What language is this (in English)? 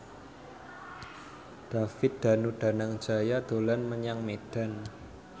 Javanese